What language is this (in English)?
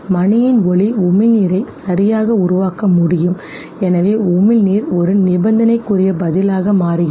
Tamil